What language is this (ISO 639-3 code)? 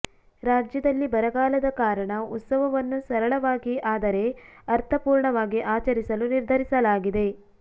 kan